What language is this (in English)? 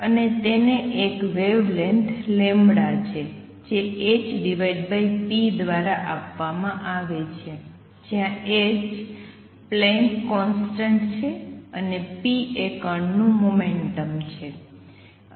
Gujarati